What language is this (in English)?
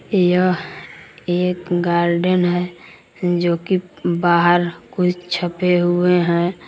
Hindi